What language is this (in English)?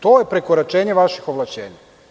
Serbian